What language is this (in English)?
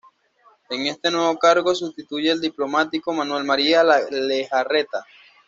Spanish